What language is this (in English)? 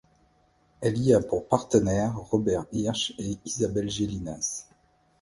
French